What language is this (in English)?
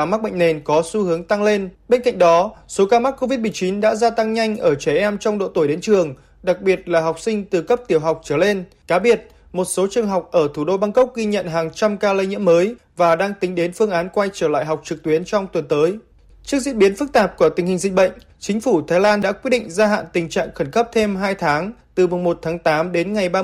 Vietnamese